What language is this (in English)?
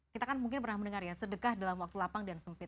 Indonesian